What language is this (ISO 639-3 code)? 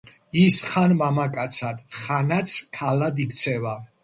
kat